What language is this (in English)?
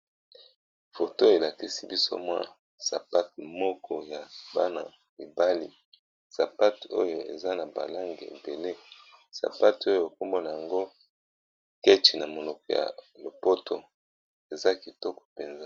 Lingala